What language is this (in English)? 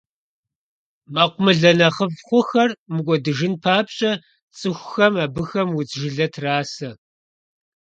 Kabardian